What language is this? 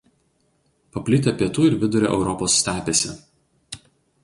Lithuanian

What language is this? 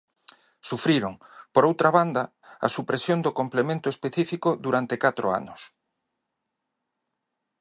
Galician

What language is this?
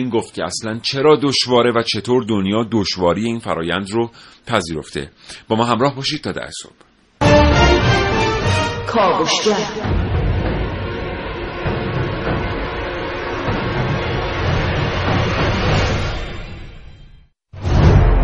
Persian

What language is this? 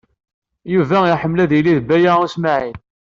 Kabyle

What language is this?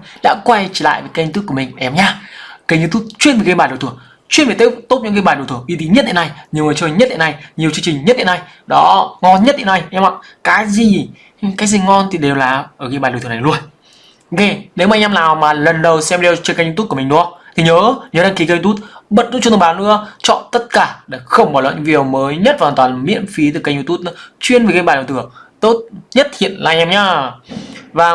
Vietnamese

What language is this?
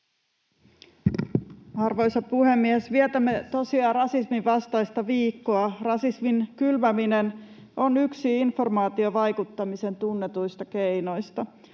Finnish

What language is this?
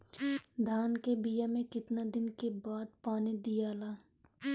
Bhojpuri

